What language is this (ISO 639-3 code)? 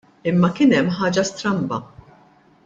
mlt